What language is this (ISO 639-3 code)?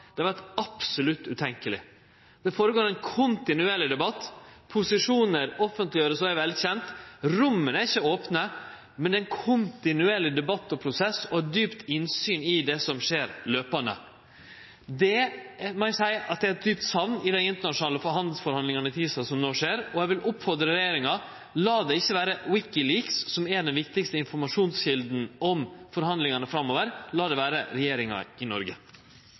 nno